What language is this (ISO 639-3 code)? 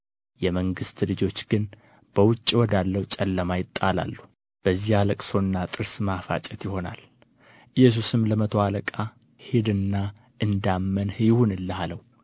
amh